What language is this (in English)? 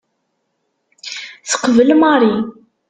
Kabyle